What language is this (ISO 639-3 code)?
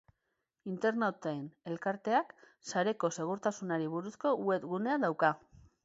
eus